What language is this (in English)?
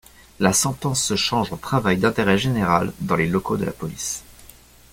French